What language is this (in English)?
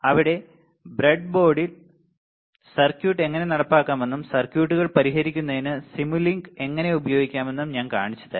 Malayalam